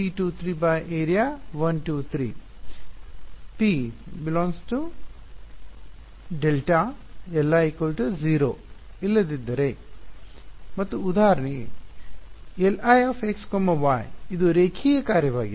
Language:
Kannada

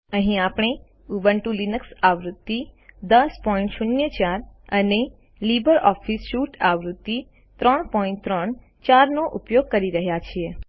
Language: Gujarati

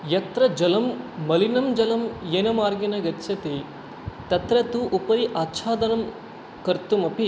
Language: Sanskrit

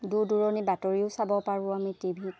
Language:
Assamese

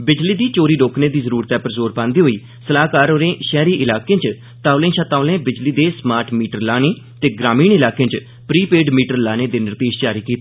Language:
Dogri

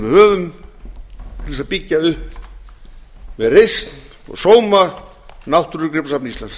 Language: Icelandic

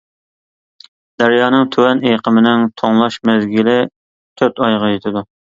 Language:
Uyghur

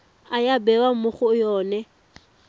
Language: Tswana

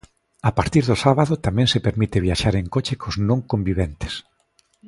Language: Galician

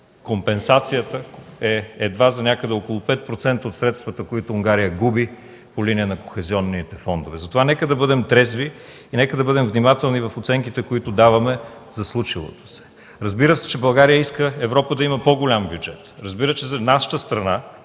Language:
Bulgarian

